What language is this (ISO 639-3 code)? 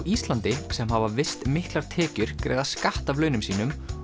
isl